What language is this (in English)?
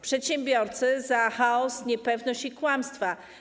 Polish